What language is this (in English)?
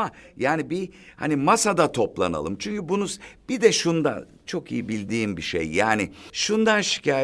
Turkish